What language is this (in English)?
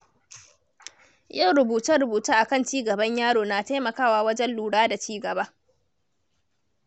Hausa